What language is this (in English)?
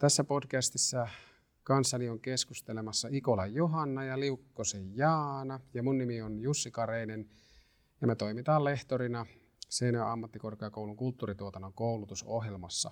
Finnish